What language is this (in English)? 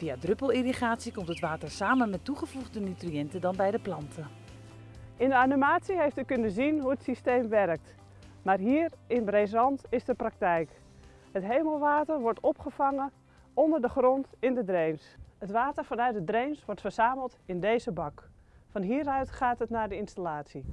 Dutch